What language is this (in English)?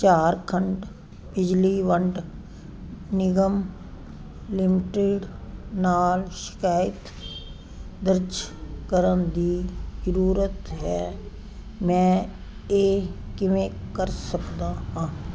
Punjabi